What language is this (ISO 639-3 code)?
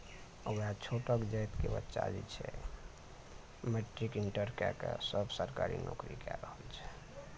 mai